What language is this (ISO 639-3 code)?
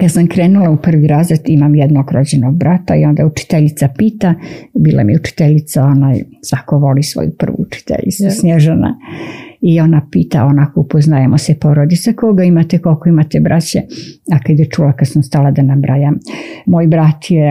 hrv